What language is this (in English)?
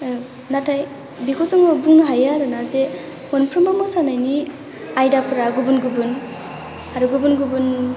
Bodo